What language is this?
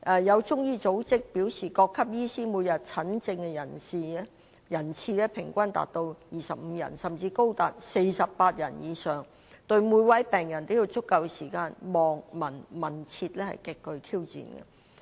Cantonese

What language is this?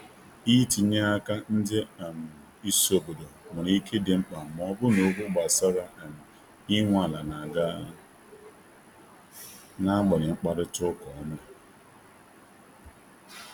Igbo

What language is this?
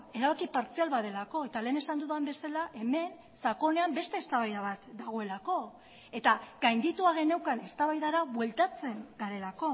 Basque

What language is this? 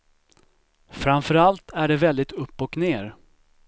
Swedish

